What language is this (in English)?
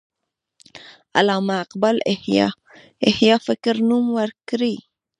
Pashto